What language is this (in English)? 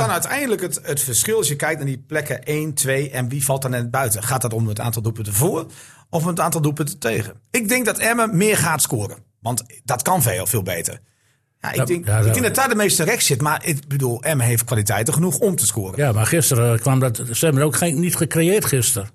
Dutch